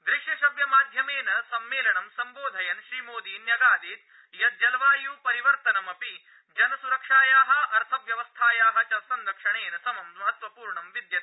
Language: Sanskrit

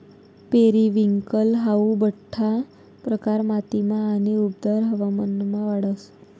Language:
Marathi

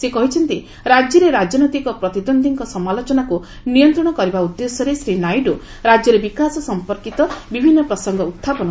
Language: Odia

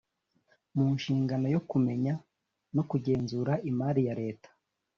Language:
Kinyarwanda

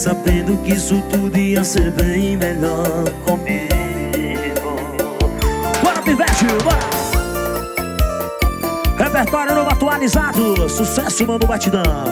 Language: Portuguese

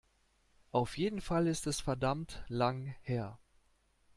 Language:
German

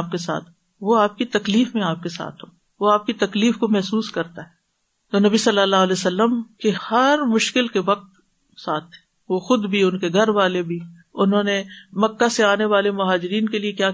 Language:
Urdu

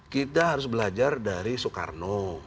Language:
Indonesian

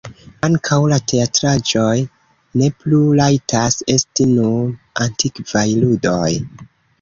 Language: Esperanto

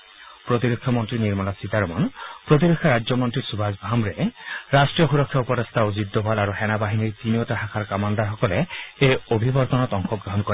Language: Assamese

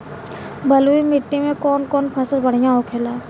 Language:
Bhojpuri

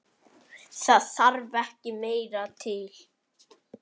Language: Icelandic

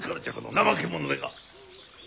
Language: Japanese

